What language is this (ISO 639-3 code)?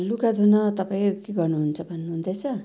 nep